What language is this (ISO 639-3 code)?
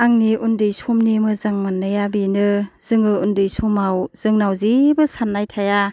brx